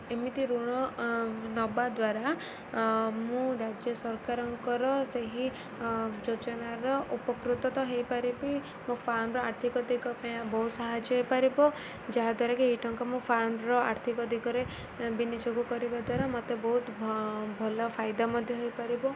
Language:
Odia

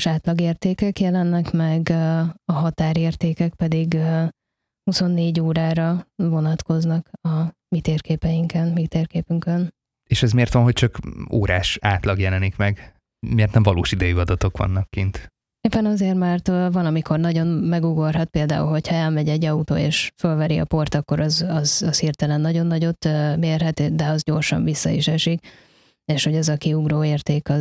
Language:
Hungarian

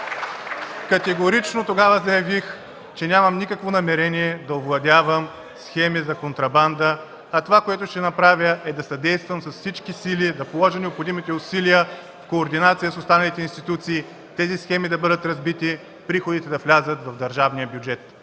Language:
Bulgarian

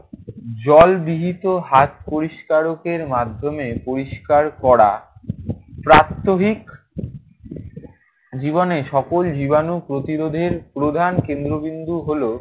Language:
Bangla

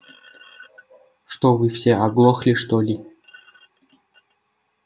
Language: Russian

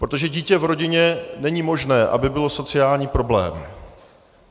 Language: Czech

